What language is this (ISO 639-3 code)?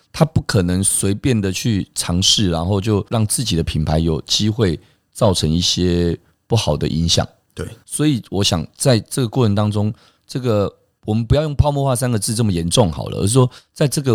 zho